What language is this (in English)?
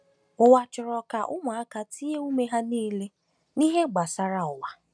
Igbo